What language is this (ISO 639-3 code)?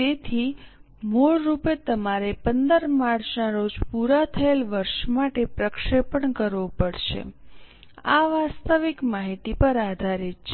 guj